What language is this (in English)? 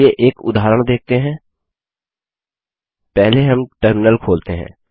Hindi